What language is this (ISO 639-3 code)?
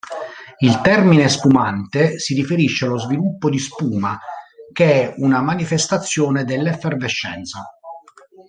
ita